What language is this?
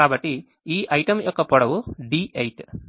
Telugu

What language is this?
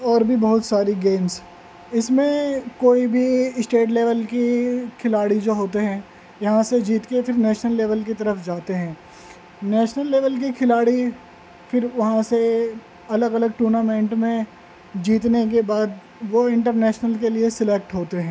Urdu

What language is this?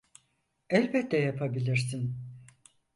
Turkish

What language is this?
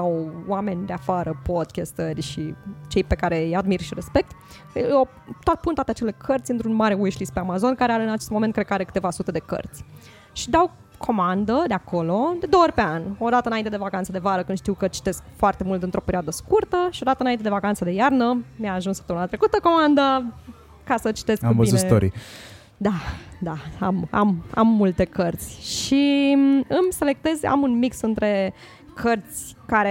Romanian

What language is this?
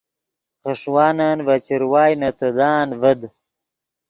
Yidgha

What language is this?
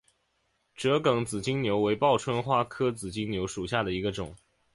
Chinese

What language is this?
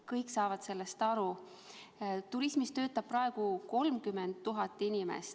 Estonian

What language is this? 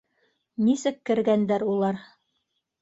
Bashkir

